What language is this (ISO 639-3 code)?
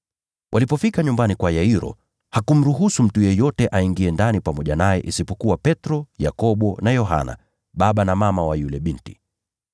swa